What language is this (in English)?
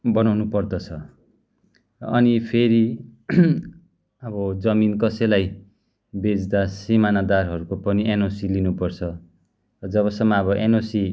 Nepali